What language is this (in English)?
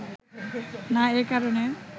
Bangla